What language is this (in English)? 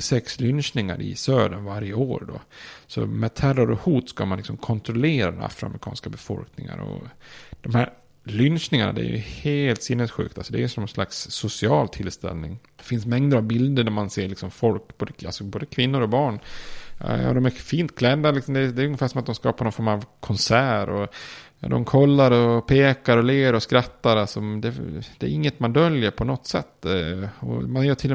Swedish